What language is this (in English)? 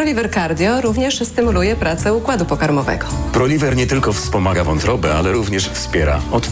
Polish